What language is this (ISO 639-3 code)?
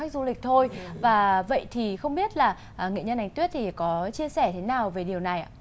vie